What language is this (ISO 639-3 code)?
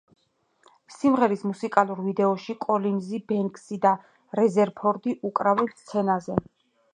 kat